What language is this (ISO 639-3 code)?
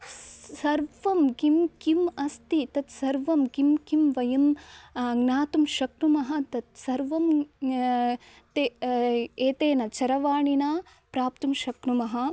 san